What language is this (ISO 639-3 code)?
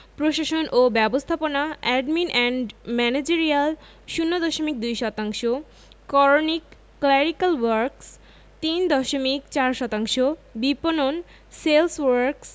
ben